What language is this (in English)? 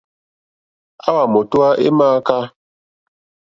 Mokpwe